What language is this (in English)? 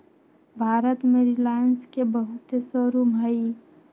Magahi